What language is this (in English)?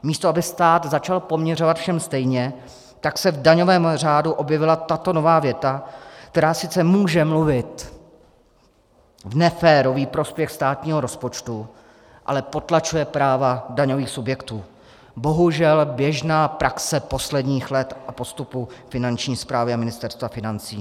Czech